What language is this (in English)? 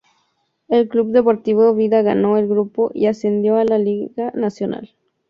Spanish